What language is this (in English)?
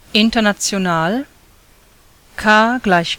German